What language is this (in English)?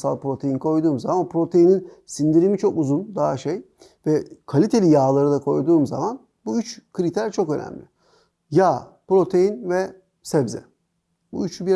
Turkish